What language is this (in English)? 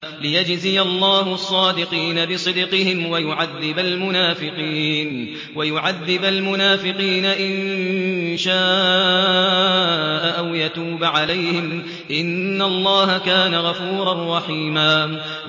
Arabic